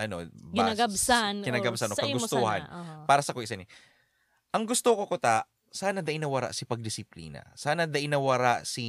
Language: Filipino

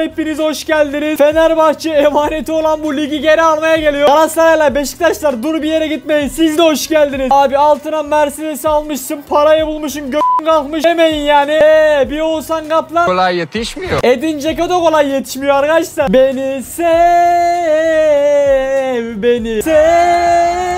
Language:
Turkish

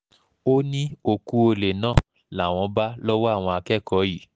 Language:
Yoruba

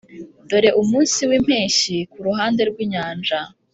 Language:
Kinyarwanda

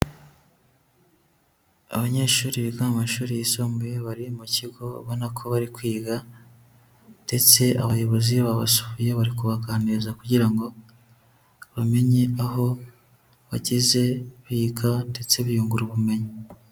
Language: Kinyarwanda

